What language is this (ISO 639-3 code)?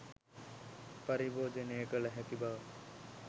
sin